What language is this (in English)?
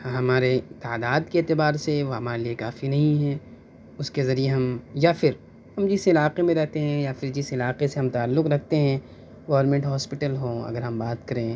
Urdu